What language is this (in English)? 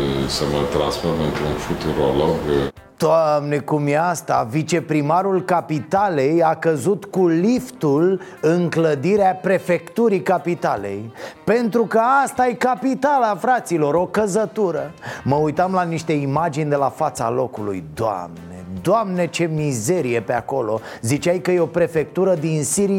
Romanian